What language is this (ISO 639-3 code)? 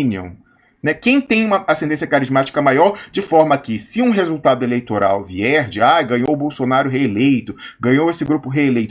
por